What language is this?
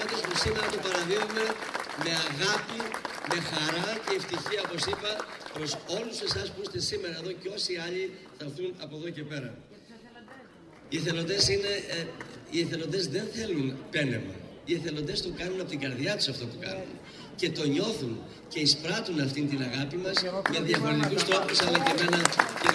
Greek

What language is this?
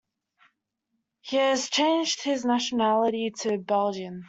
English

